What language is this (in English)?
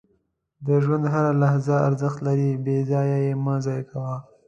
Pashto